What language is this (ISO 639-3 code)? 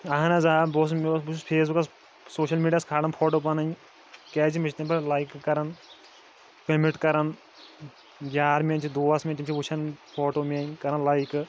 kas